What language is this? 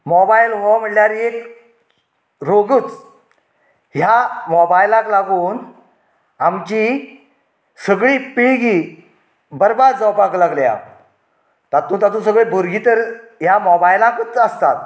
Konkani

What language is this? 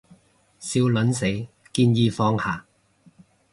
Cantonese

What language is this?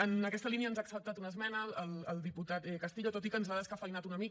Catalan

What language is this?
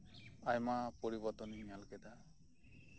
Santali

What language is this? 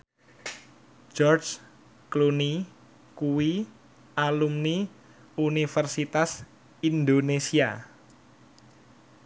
Javanese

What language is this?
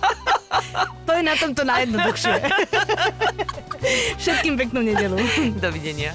Slovak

